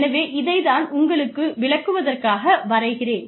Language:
Tamil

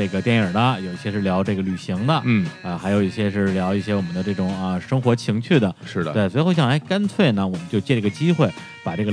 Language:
Chinese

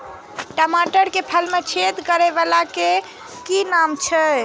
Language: Maithili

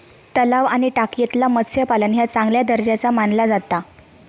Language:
Marathi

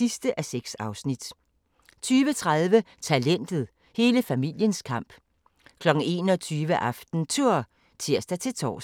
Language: Danish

